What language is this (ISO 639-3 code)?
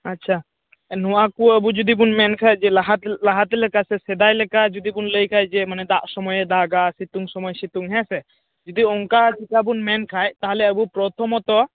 sat